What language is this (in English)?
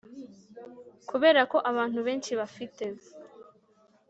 Kinyarwanda